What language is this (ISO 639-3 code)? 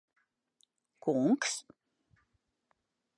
lav